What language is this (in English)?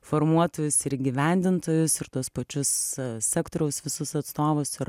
Lithuanian